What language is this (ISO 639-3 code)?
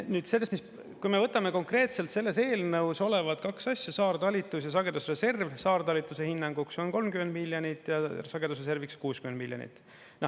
est